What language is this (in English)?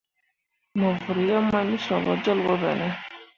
Mundang